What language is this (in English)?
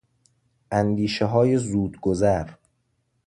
Persian